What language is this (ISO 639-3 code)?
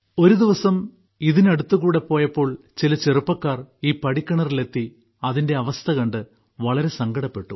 mal